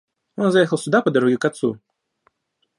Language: Russian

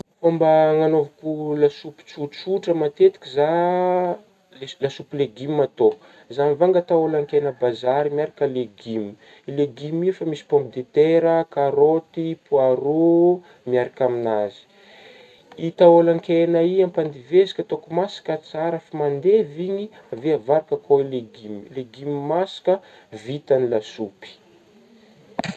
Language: Northern Betsimisaraka Malagasy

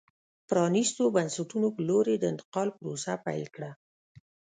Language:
Pashto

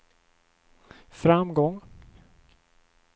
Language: Swedish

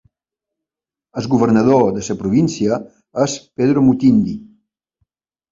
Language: Catalan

